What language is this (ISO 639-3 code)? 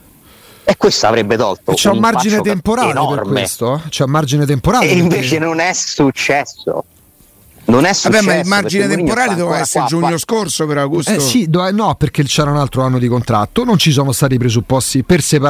ita